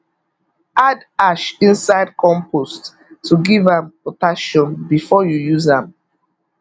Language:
Nigerian Pidgin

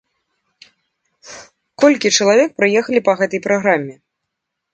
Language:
Belarusian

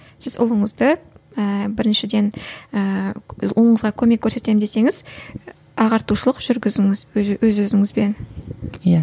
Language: Kazakh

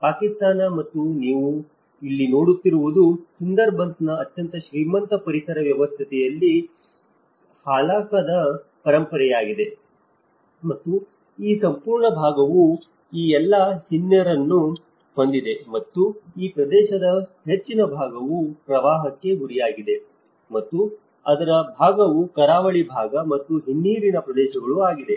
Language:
Kannada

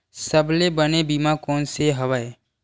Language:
Chhattisgarhi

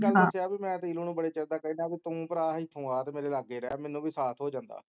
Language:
Punjabi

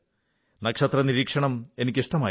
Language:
Malayalam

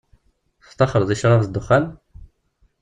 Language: Kabyle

